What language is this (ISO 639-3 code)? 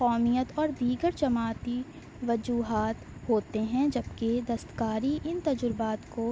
urd